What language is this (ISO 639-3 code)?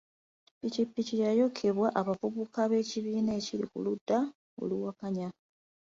lug